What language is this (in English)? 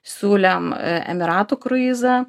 Lithuanian